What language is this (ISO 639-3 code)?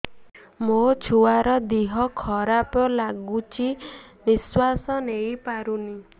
ori